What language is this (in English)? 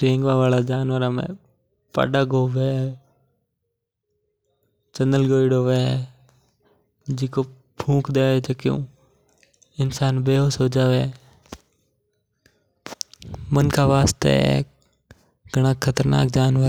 Mewari